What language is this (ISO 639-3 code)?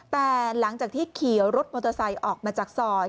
tha